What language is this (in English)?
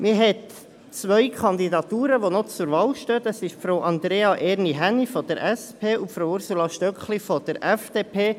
Swiss German